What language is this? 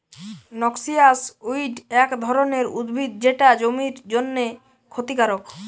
Bangla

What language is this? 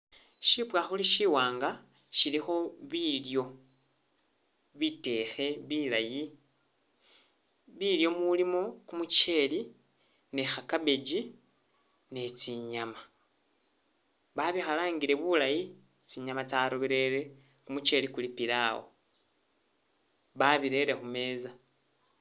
Masaaba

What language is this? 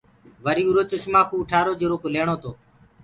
Gurgula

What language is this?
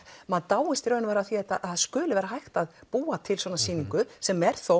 Icelandic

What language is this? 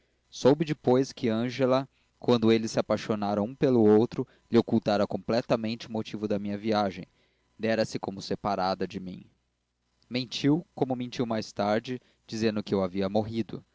Portuguese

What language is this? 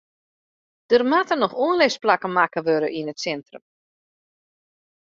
Western Frisian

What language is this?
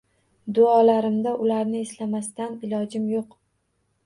Uzbek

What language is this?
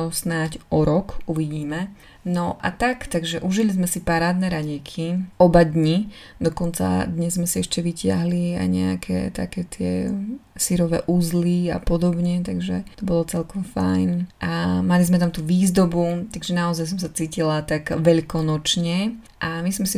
Slovak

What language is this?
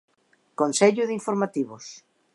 Galician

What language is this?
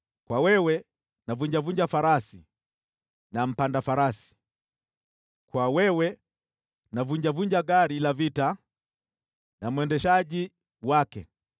Swahili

